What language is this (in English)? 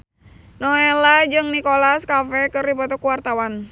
Sundanese